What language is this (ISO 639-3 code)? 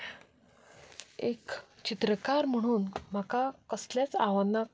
kok